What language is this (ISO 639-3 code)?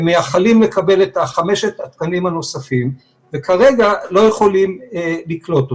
heb